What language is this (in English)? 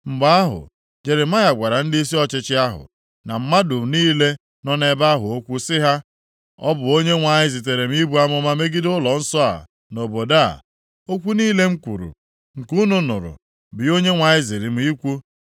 Igbo